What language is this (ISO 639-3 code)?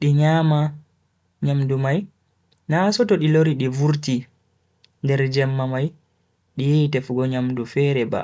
fui